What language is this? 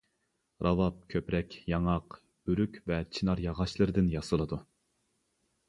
Uyghur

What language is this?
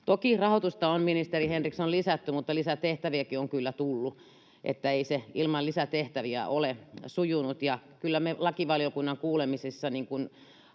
Finnish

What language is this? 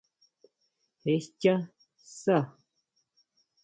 Huautla Mazatec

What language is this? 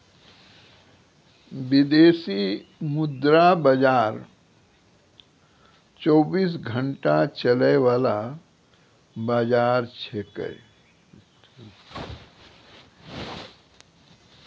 Maithili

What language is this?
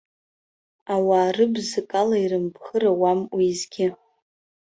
Abkhazian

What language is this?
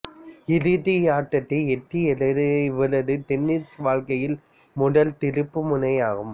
Tamil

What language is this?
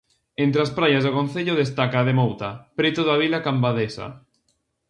Galician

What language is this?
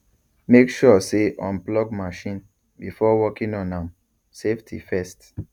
Nigerian Pidgin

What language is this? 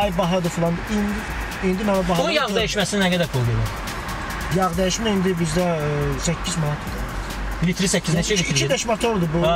Turkish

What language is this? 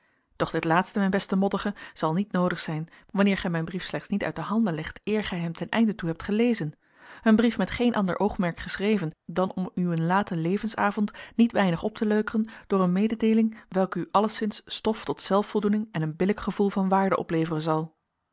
Dutch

